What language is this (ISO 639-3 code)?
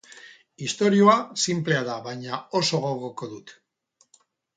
eus